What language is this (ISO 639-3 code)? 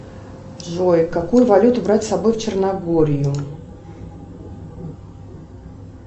rus